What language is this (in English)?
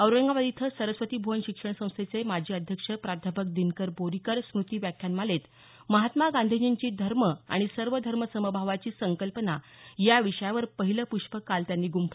Marathi